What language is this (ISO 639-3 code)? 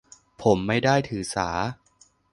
tha